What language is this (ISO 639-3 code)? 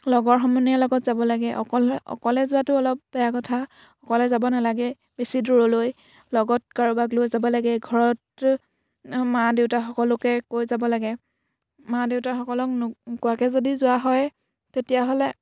asm